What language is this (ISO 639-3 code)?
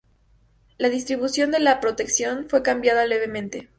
spa